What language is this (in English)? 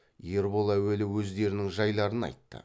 Kazakh